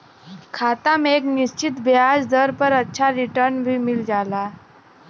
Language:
Bhojpuri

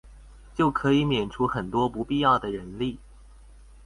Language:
Chinese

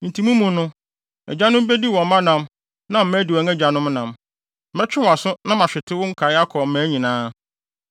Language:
Akan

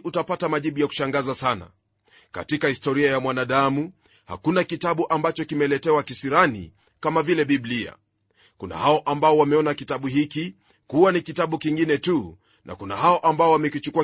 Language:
Swahili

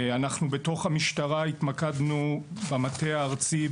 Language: Hebrew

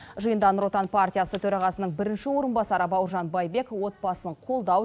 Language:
Kazakh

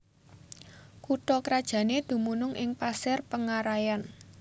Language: Javanese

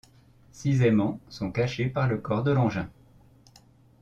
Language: French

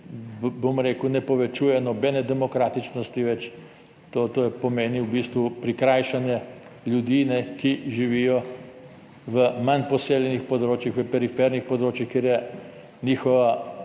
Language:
Slovenian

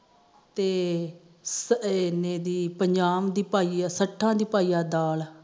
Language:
Punjabi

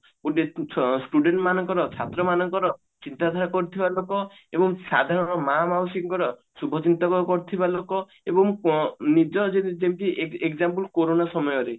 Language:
Odia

